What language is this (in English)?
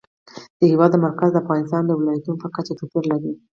Pashto